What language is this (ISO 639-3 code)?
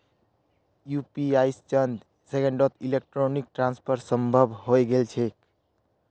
mag